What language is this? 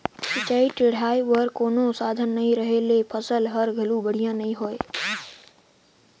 Chhattisgarhi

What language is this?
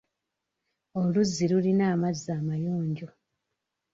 Ganda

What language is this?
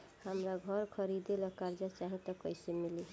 Bhojpuri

